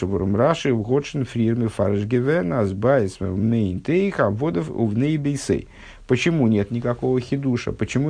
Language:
Russian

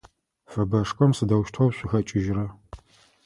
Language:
Adyghe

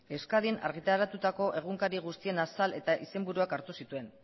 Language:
Basque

